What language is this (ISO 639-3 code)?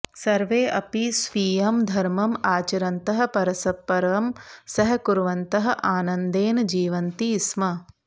san